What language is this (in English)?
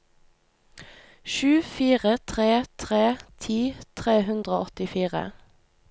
Norwegian